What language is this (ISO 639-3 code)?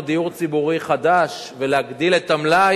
heb